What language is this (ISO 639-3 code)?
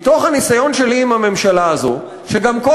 heb